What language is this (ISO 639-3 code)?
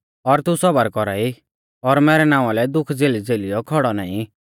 bfz